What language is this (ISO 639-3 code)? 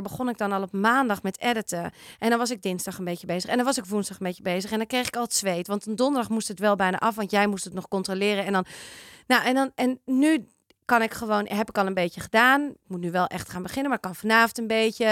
nld